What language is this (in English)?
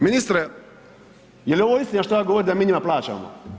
Croatian